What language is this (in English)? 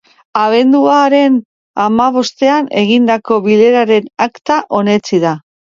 Basque